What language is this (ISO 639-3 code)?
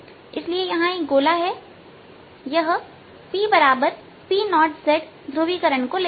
hin